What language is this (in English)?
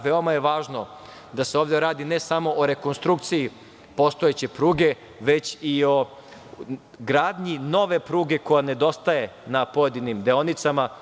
Serbian